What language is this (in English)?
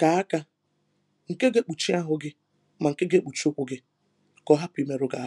Igbo